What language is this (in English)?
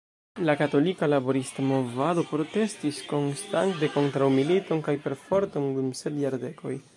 Esperanto